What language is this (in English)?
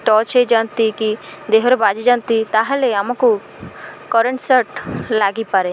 Odia